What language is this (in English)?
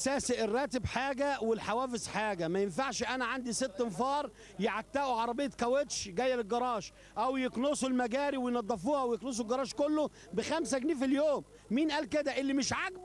Arabic